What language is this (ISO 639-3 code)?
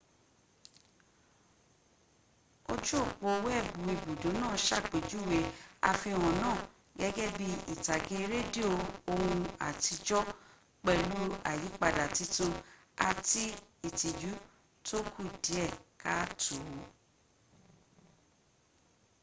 yor